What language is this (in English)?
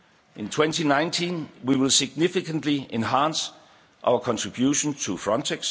English